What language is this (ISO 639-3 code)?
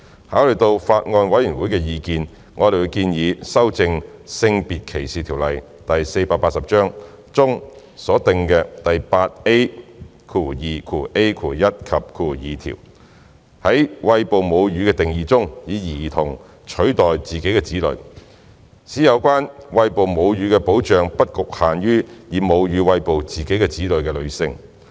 yue